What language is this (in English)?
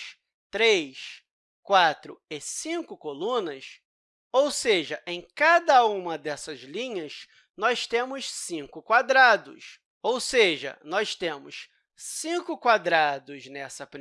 Portuguese